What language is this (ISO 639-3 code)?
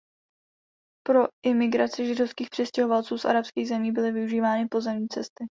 ces